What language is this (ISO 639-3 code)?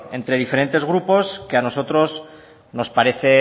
spa